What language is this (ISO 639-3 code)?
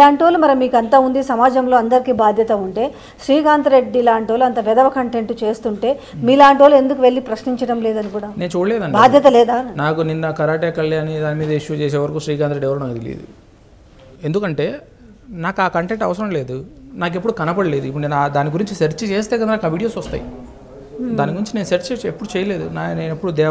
hin